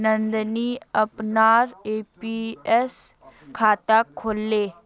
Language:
Magahi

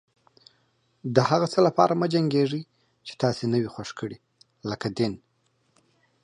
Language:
Pashto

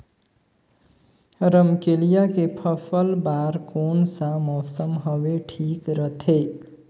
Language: Chhattisgarhi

